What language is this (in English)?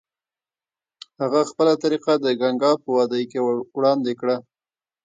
Pashto